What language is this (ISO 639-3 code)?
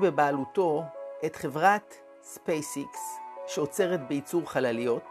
heb